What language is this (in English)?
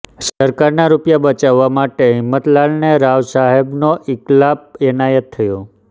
Gujarati